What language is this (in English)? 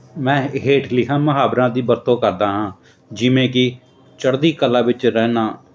Punjabi